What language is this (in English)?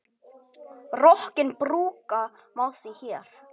Icelandic